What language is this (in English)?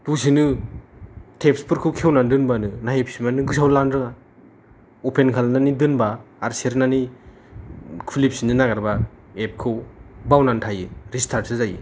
Bodo